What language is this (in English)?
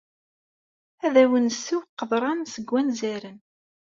Kabyle